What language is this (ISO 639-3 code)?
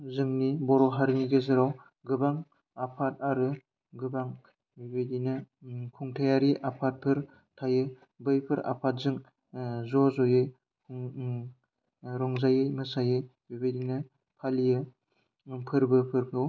brx